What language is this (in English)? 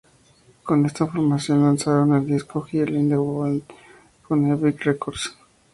Spanish